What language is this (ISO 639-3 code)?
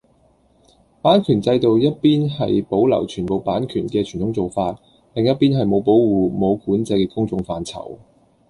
yue